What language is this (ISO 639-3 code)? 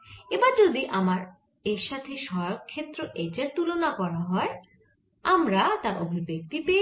ben